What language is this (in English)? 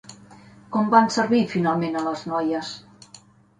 Catalan